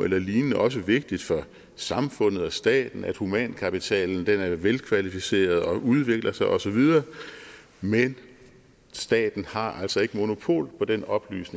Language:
Danish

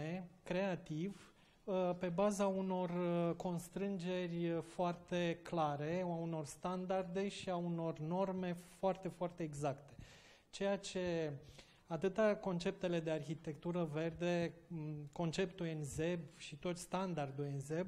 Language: Romanian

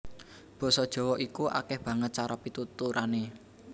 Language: Javanese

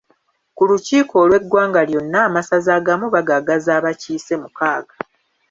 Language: Ganda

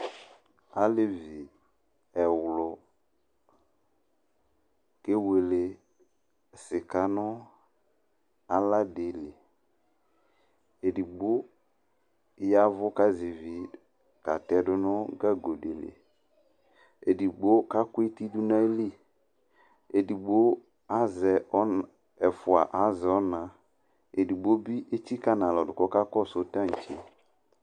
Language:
Ikposo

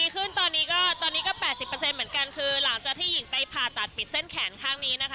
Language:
Thai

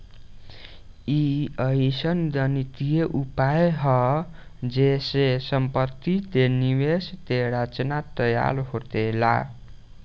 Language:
Bhojpuri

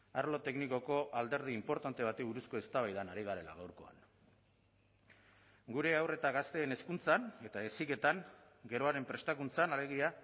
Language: Basque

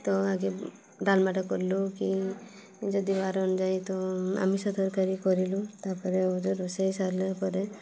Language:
Odia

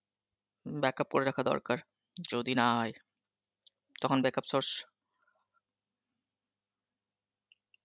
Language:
Bangla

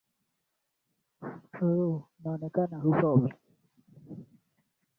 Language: Swahili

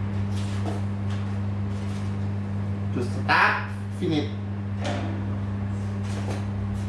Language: Thai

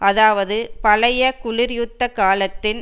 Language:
Tamil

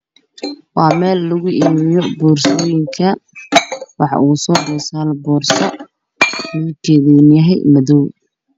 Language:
Somali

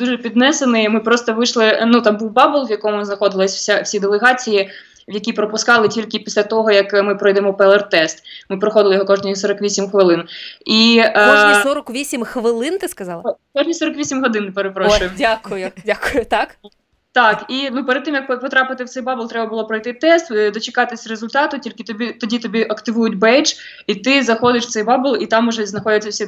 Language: Ukrainian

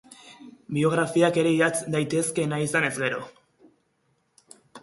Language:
Basque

